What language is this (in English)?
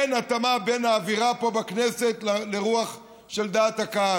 Hebrew